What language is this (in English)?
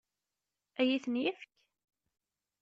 Kabyle